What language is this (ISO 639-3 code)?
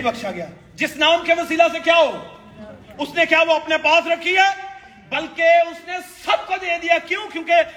urd